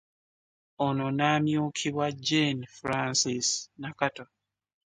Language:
Ganda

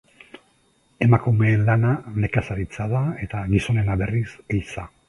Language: Basque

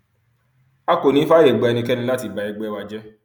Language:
Yoruba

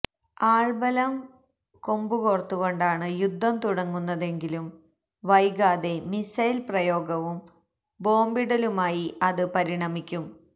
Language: Malayalam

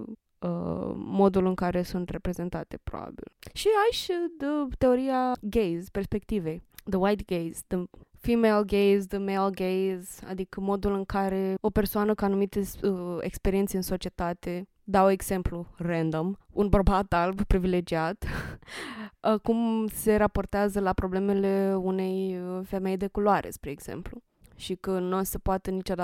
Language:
Romanian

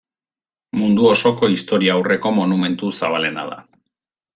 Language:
Basque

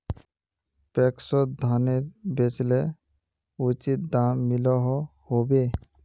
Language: Magahi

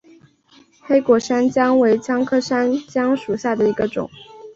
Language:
Chinese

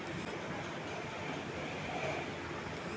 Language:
Bhojpuri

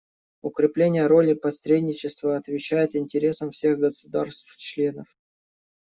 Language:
Russian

